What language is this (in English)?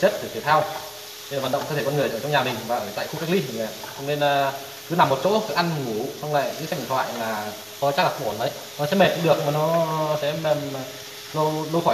Vietnamese